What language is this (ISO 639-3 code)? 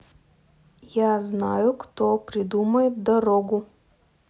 rus